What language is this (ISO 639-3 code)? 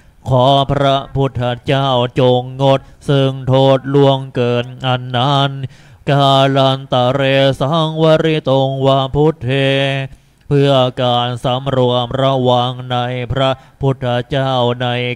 tha